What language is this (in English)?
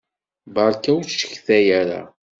Kabyle